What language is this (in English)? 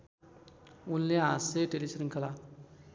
Nepali